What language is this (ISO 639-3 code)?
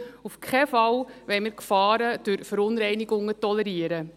gsw